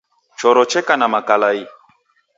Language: Taita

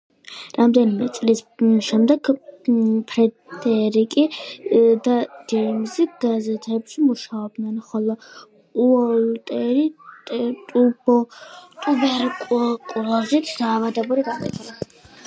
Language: Georgian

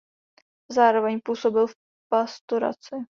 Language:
Czech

